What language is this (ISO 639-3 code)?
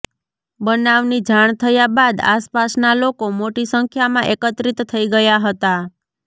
guj